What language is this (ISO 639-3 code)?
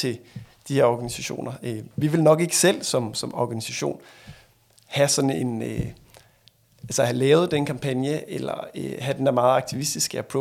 dan